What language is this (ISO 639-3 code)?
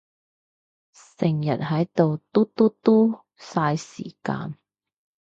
yue